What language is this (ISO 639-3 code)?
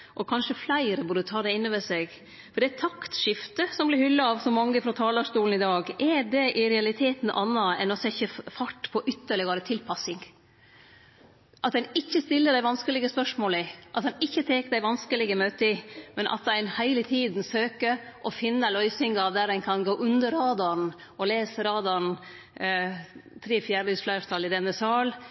nno